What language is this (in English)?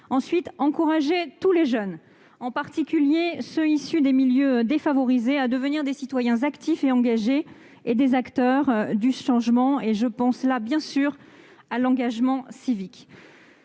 French